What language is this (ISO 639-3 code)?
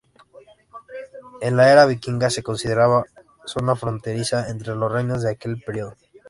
spa